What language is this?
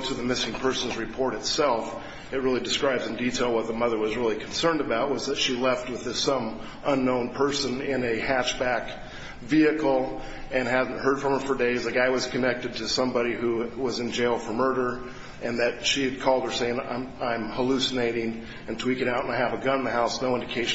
English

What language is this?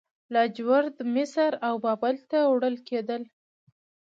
Pashto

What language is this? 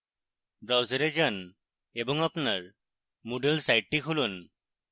Bangla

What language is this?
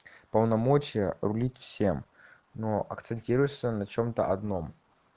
Russian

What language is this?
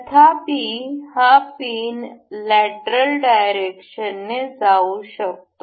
Marathi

